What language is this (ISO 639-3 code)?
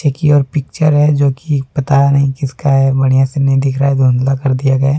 hin